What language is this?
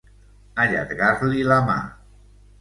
Catalan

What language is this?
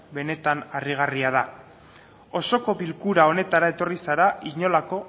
Basque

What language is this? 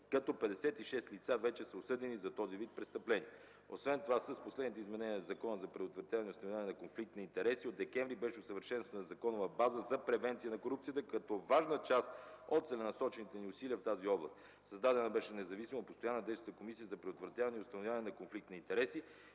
Bulgarian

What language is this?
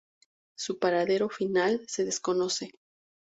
Spanish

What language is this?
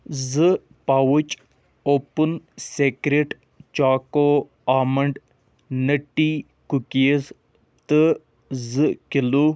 Kashmiri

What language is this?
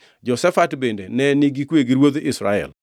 Luo (Kenya and Tanzania)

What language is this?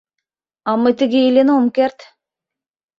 Mari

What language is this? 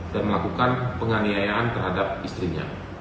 Indonesian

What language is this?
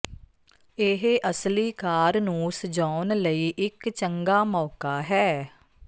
Punjabi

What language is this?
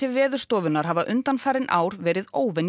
Icelandic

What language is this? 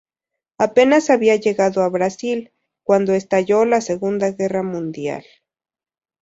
Spanish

